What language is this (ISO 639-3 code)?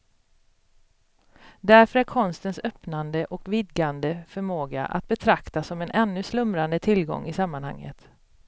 swe